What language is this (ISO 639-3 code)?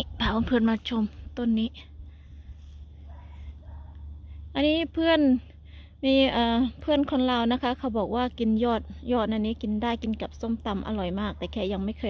tha